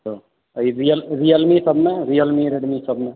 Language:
Maithili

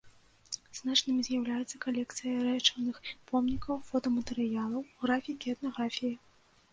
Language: Belarusian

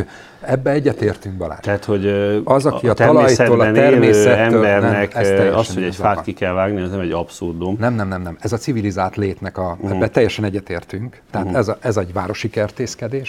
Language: Hungarian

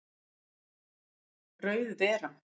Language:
Icelandic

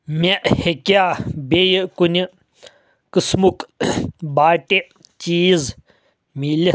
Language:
Kashmiri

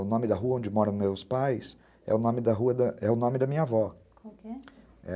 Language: Portuguese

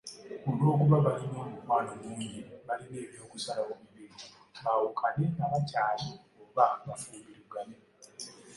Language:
Ganda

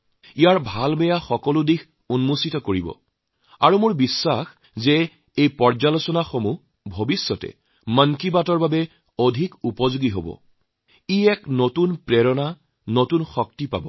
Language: Assamese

